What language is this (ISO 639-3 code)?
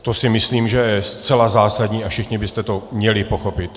ces